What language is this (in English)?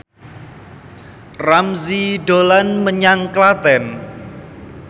Javanese